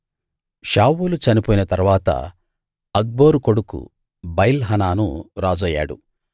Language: Telugu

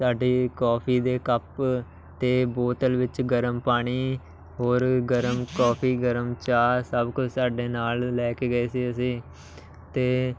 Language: Punjabi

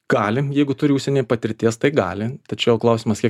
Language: Lithuanian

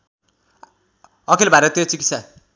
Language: Nepali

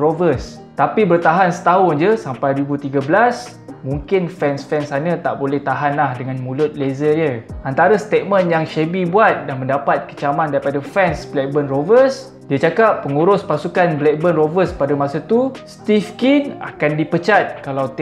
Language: Malay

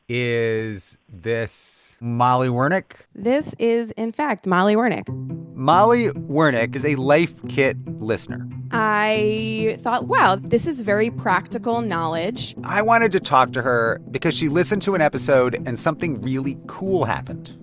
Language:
English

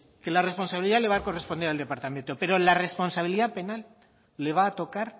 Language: Spanish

